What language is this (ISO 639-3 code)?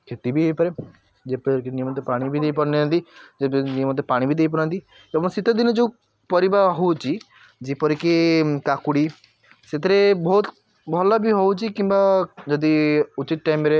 ori